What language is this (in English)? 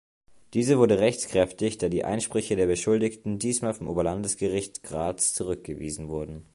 German